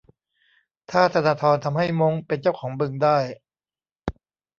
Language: Thai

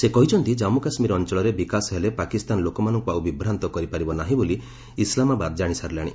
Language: Odia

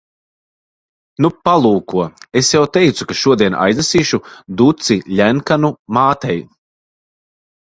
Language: Latvian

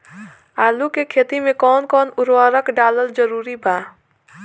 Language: Bhojpuri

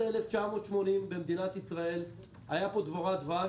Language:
Hebrew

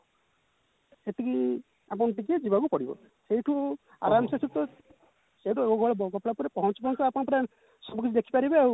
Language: Odia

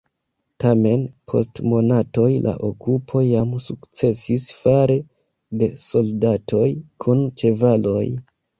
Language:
Esperanto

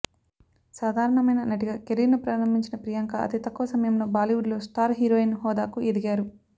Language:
Telugu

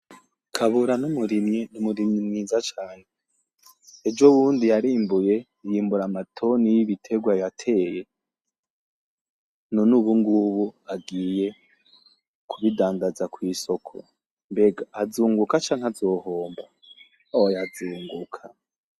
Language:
Rundi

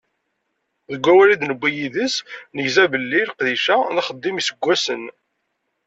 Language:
Kabyle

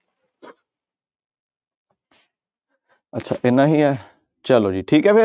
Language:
Punjabi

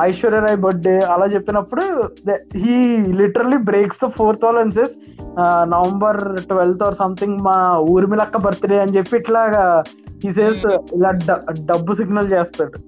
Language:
Telugu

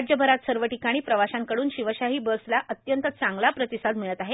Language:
Marathi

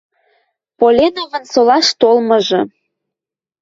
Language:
Western Mari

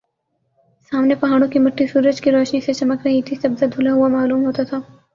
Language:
Urdu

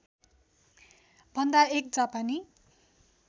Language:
Nepali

